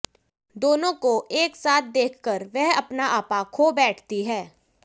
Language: Hindi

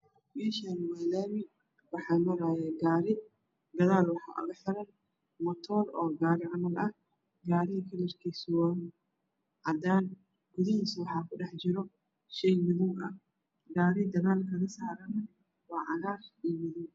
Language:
Somali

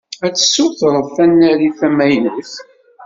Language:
Kabyle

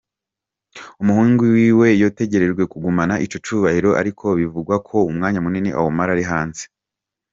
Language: Kinyarwanda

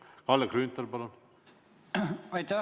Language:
Estonian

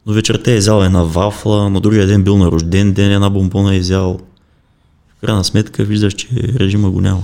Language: Bulgarian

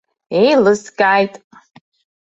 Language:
Abkhazian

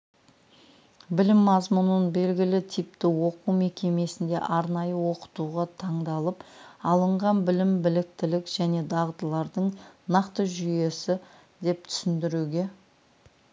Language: Kazakh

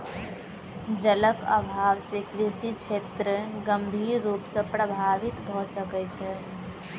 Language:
Maithili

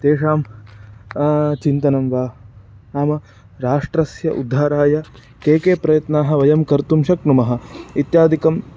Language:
Sanskrit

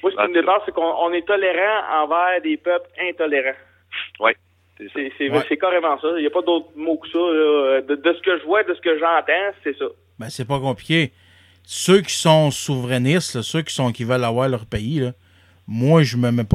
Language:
French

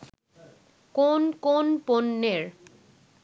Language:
Bangla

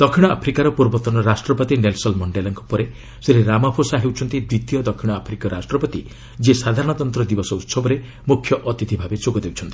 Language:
Odia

